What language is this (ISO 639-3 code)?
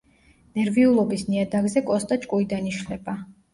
kat